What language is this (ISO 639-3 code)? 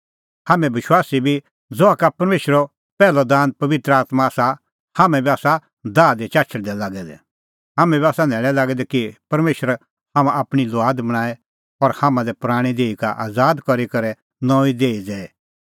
kfx